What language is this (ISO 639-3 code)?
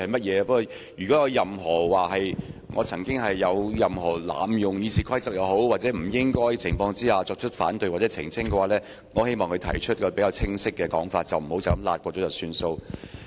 yue